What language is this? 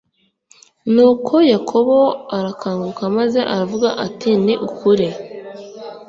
Kinyarwanda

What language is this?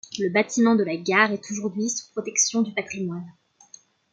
French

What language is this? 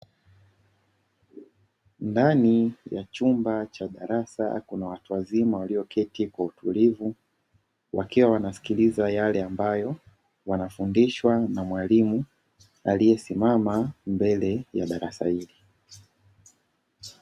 Swahili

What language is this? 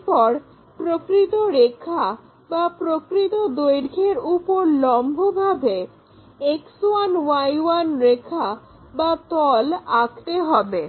Bangla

